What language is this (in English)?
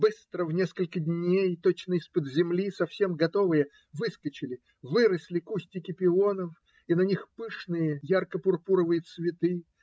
Russian